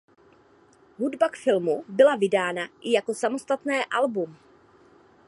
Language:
Czech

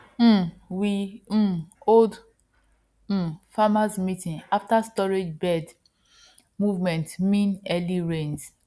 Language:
Nigerian Pidgin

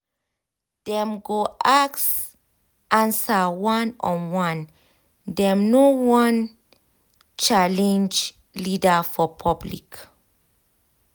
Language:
Nigerian Pidgin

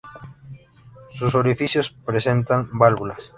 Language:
Spanish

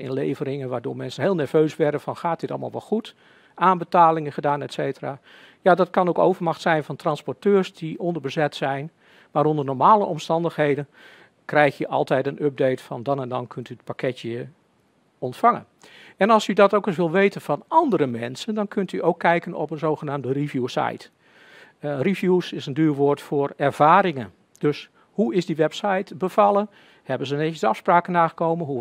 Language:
Dutch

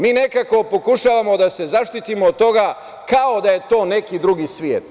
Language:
Serbian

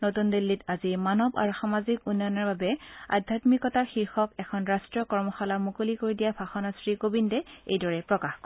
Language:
Assamese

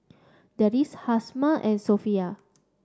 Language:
English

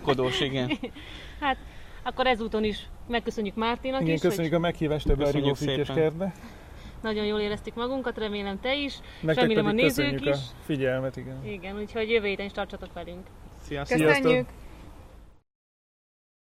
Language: Hungarian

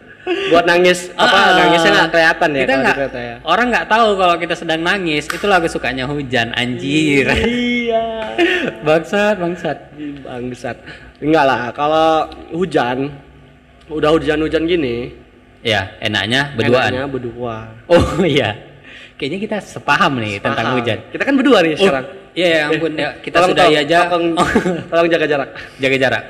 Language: Indonesian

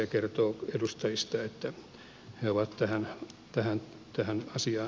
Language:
Finnish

